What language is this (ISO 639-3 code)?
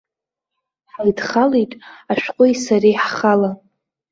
abk